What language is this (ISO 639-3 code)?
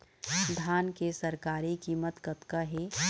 hne